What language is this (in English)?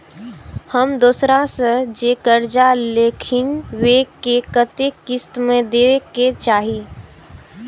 Maithili